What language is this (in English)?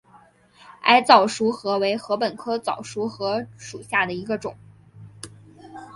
Chinese